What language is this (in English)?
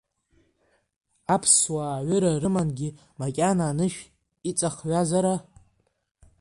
Abkhazian